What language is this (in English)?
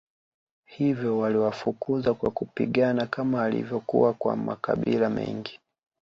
Swahili